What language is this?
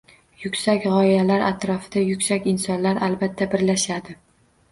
Uzbek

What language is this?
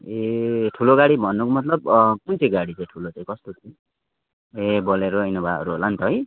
Nepali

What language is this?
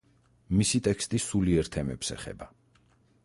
Georgian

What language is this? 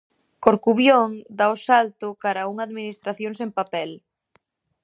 Galician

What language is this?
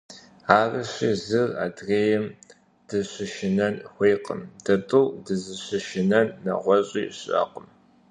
Kabardian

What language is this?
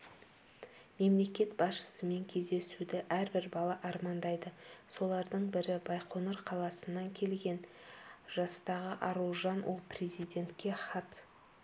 Kazakh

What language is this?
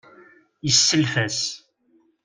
Kabyle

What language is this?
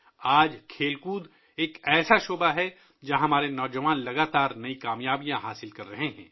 Urdu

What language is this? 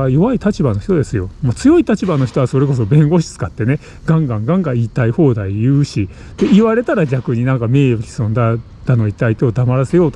Japanese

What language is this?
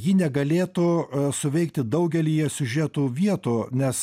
Lithuanian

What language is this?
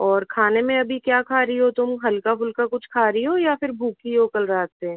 Hindi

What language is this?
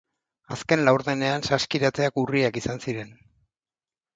Basque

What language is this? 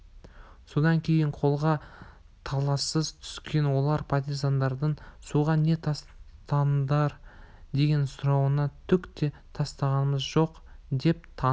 Kazakh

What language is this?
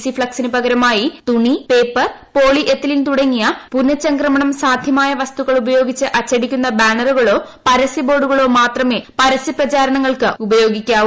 Malayalam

